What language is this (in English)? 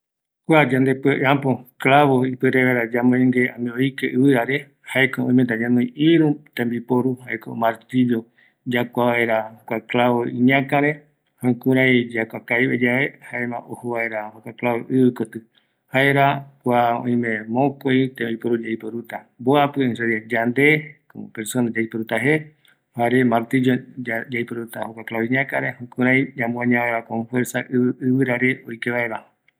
Eastern Bolivian Guaraní